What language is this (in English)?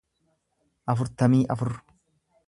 Oromo